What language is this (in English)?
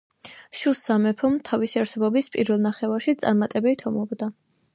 Georgian